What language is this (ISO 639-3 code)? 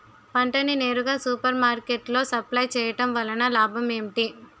tel